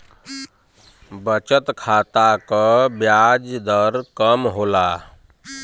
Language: Bhojpuri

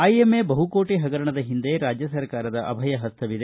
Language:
Kannada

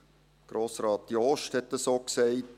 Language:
Swiss German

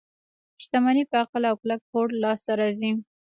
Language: Pashto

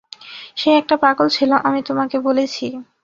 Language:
Bangla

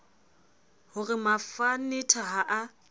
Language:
Southern Sotho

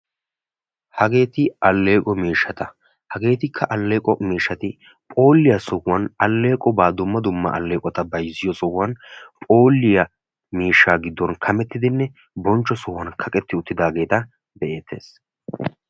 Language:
Wolaytta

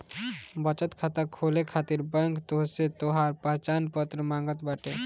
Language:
Bhojpuri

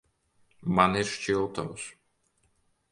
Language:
Latvian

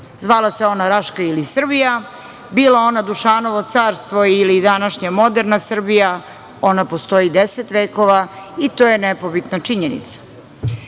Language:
Serbian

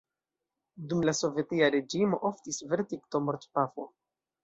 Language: Esperanto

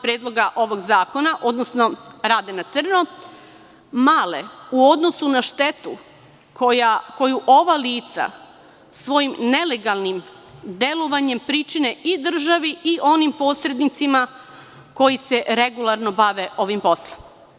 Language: Serbian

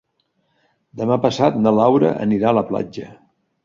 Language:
Catalan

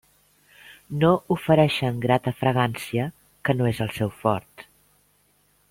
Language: Catalan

